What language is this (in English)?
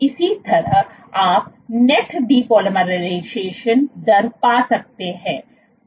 Hindi